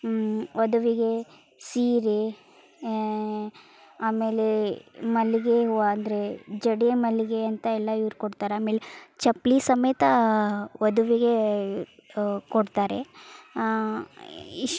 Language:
Kannada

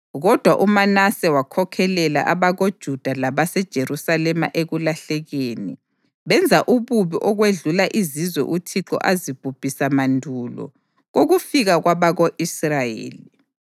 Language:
North Ndebele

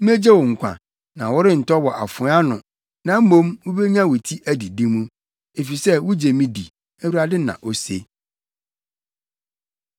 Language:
Akan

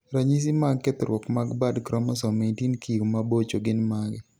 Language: Luo (Kenya and Tanzania)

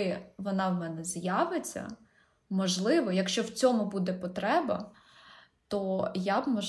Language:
Ukrainian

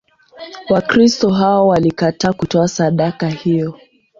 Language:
Swahili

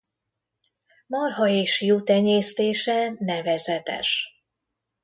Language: Hungarian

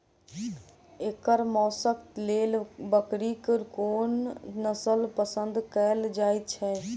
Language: Maithili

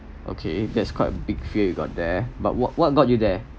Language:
English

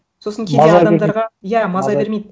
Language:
Kazakh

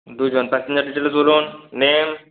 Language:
Bangla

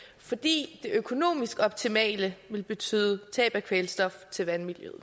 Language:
Danish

